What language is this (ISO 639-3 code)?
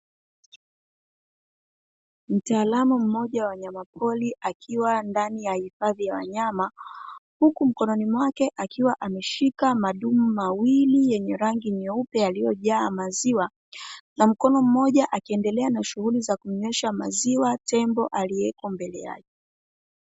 swa